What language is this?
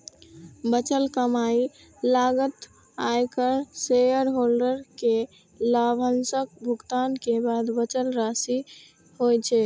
Maithili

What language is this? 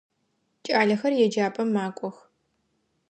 Adyghe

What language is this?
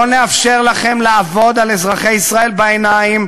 Hebrew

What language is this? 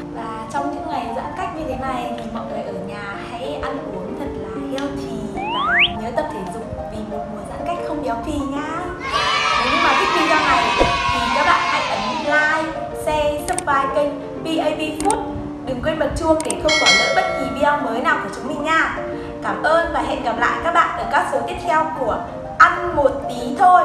Vietnamese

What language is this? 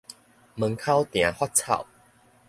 Min Nan Chinese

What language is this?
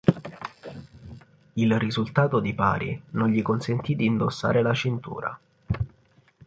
Italian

